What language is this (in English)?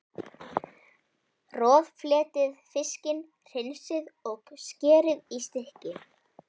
Icelandic